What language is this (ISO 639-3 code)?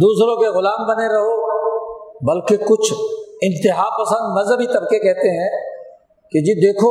urd